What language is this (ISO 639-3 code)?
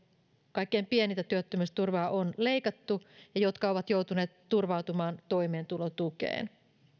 fin